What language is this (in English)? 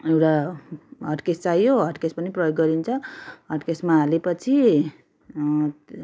Nepali